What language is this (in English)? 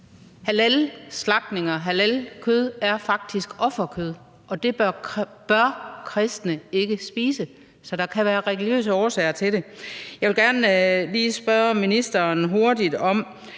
Danish